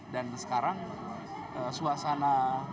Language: Indonesian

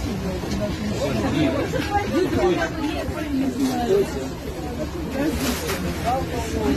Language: Russian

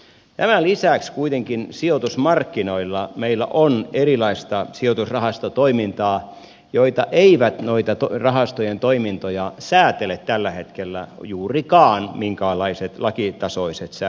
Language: Finnish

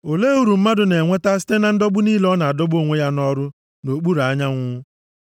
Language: Igbo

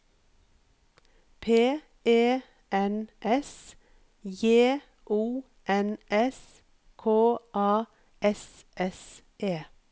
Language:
Norwegian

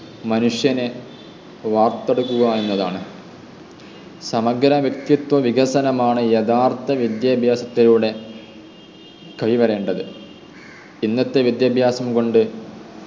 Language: Malayalam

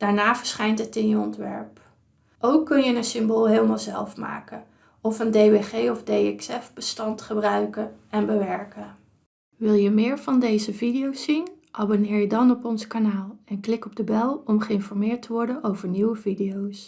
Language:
Dutch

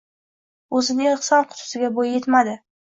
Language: Uzbek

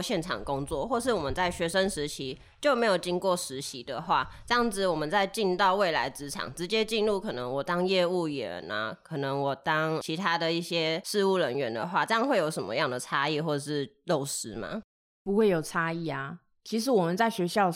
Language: Chinese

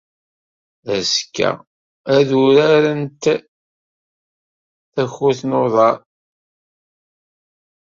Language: Kabyle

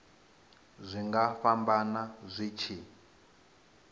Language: Venda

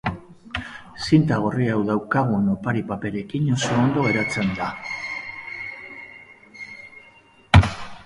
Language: Basque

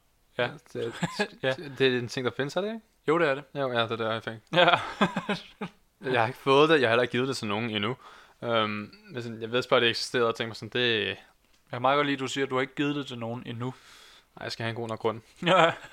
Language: Danish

